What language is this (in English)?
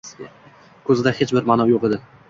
Uzbek